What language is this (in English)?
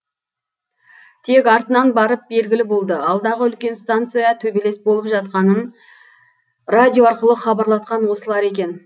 Kazakh